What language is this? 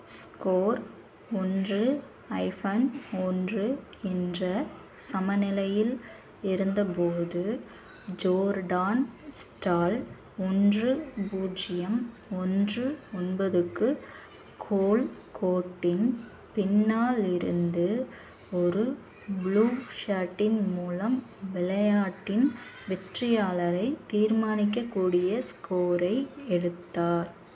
Tamil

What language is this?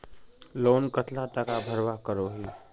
Magahi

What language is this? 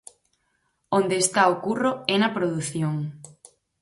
Galician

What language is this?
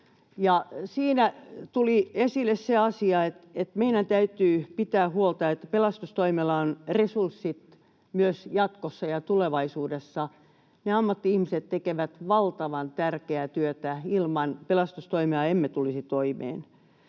Finnish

